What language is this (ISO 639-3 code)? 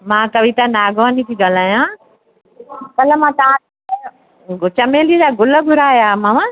snd